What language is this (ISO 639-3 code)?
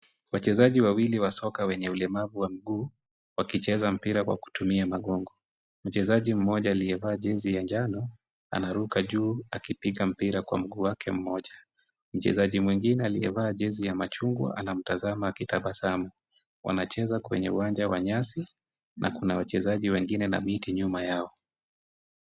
swa